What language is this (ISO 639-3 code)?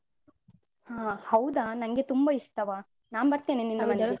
kan